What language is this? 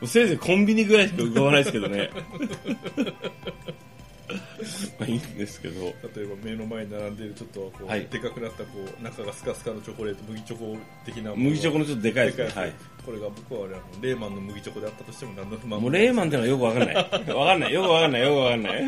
Japanese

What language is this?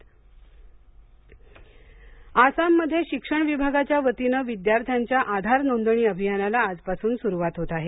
Marathi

